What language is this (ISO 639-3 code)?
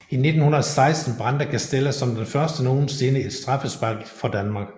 dan